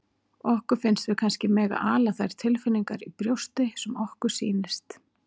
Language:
Icelandic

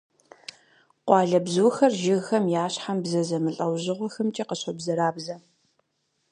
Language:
Kabardian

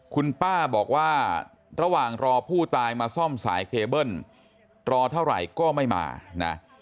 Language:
Thai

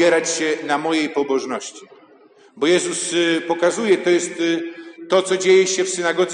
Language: Polish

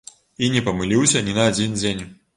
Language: Belarusian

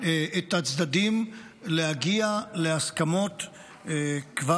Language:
Hebrew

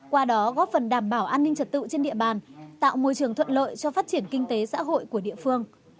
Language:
Vietnamese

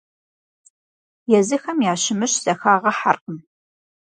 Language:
Kabardian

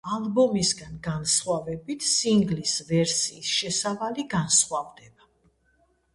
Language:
Georgian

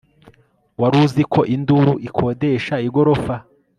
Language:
Kinyarwanda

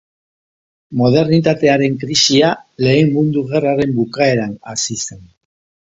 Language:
Basque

